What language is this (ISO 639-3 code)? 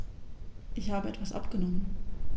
deu